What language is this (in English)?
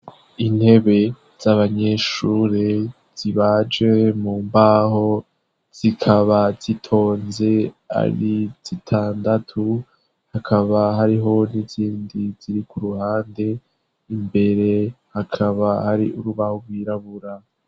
Rundi